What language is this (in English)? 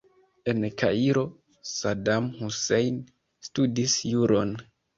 Esperanto